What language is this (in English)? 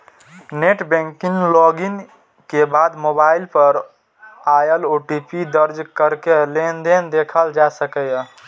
Maithili